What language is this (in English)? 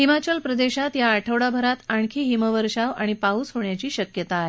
Marathi